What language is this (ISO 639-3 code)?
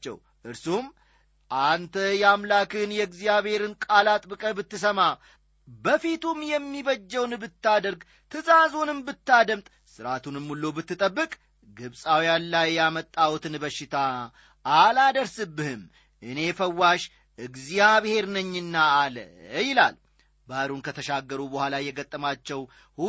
amh